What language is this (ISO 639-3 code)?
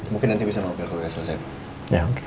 ind